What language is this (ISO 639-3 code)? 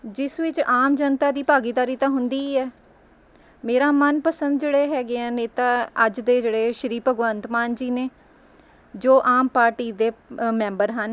pan